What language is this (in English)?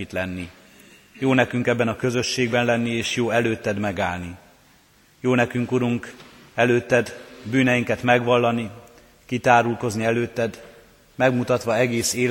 Hungarian